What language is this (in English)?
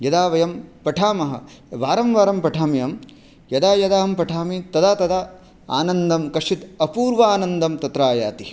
Sanskrit